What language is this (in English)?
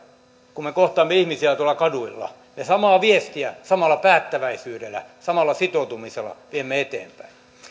Finnish